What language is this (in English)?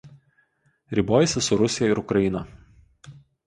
Lithuanian